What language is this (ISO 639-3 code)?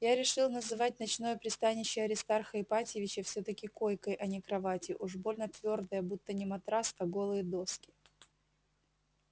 rus